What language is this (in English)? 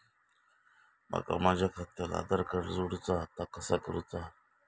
Marathi